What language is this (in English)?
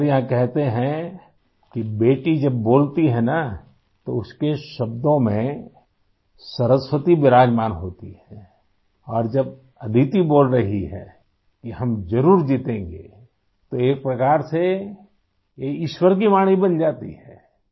Urdu